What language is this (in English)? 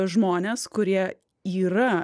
Lithuanian